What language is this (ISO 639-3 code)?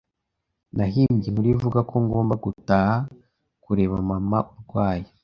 kin